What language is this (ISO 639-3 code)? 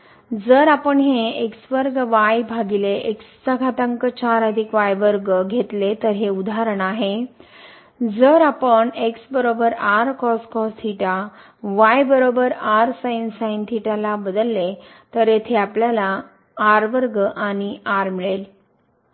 mar